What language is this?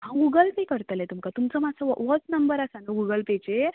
Konkani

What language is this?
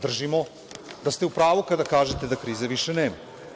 Serbian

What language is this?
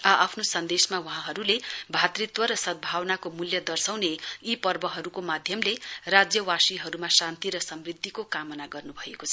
Nepali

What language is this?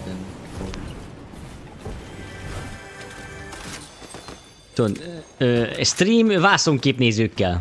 Hungarian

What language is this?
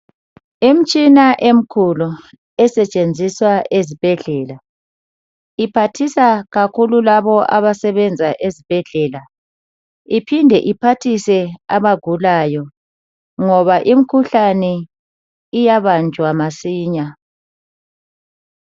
North Ndebele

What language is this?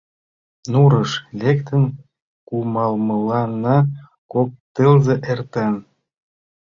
Mari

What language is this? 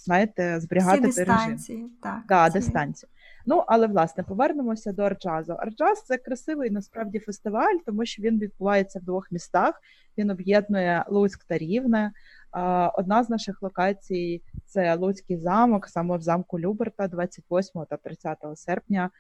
Ukrainian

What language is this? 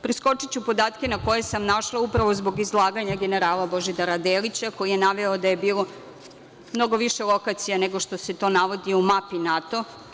Serbian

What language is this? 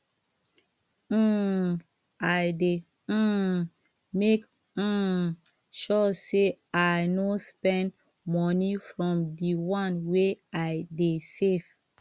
Nigerian Pidgin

